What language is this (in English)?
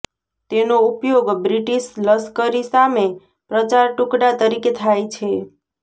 Gujarati